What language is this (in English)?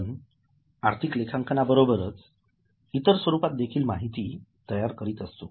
Marathi